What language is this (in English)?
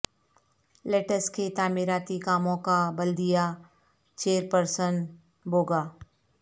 Urdu